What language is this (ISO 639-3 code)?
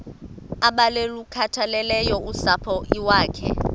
xho